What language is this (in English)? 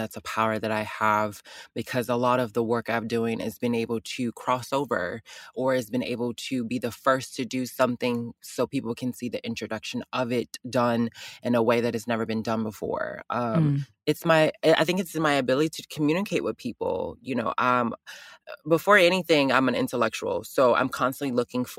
English